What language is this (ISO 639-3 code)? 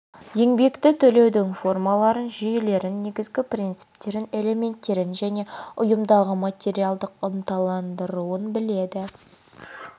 kaz